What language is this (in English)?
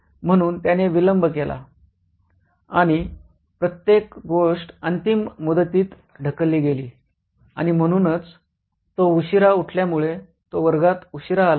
Marathi